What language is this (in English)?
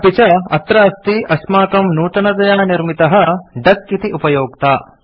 Sanskrit